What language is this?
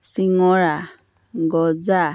Assamese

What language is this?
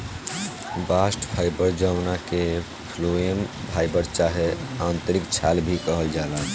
Bhojpuri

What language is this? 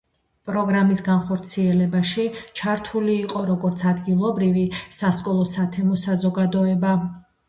Georgian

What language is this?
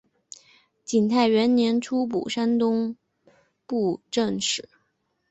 Chinese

